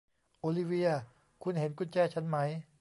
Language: Thai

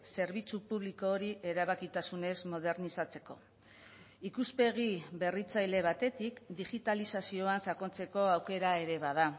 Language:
Basque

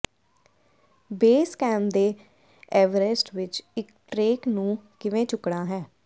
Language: Punjabi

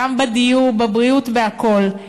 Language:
Hebrew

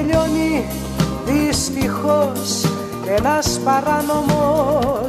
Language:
Greek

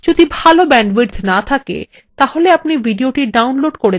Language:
Bangla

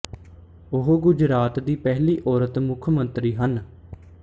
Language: Punjabi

